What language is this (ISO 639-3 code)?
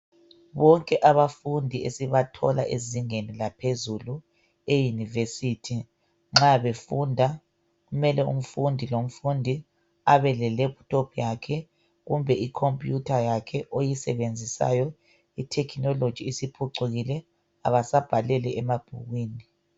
nde